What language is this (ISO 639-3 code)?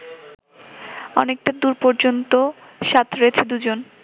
ben